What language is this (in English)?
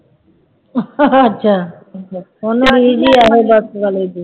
Punjabi